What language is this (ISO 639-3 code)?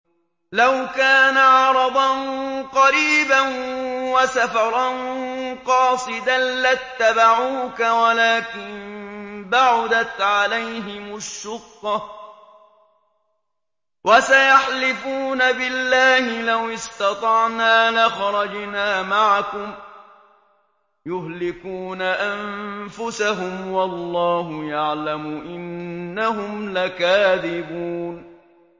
ara